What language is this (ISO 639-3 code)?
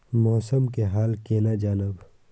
mai